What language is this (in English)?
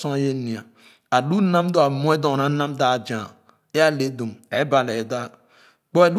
Khana